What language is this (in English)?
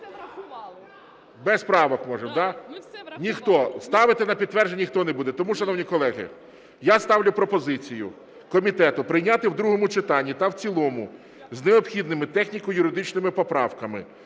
Ukrainian